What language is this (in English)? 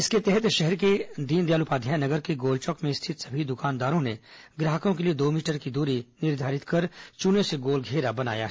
Hindi